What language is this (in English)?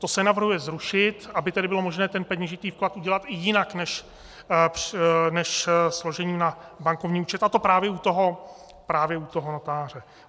Czech